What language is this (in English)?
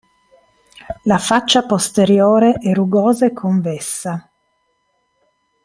Italian